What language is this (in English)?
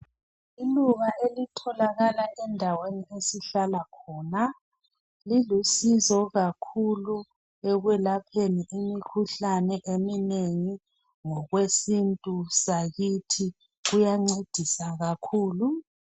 North Ndebele